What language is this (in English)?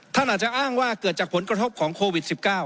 Thai